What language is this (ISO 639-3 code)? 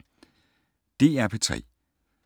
dan